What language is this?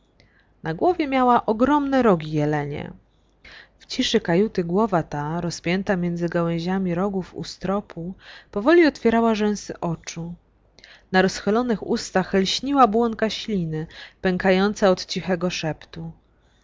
Polish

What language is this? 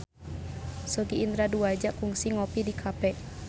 Sundanese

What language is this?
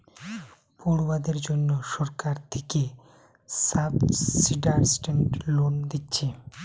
Bangla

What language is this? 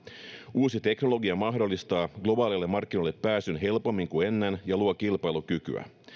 Finnish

